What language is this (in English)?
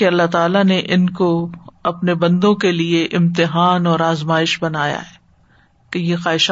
Urdu